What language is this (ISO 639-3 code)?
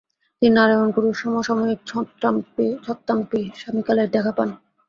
ben